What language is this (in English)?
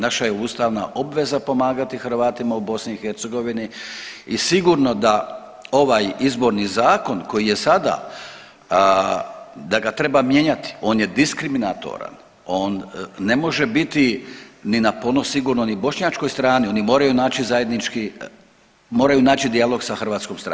Croatian